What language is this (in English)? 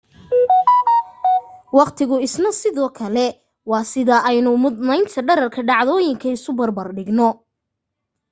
Somali